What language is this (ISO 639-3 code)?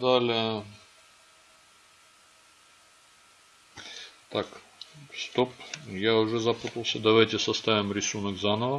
rus